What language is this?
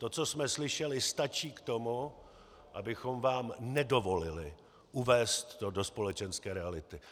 Czech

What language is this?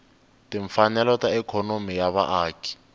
Tsonga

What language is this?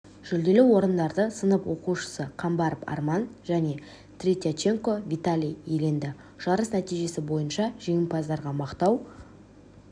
Kazakh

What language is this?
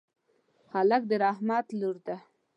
Pashto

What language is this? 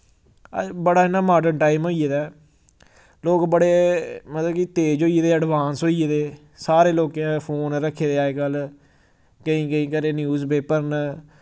Dogri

